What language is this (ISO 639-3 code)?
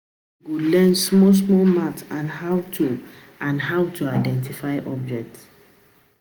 pcm